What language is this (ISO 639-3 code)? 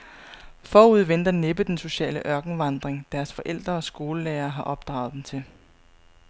dan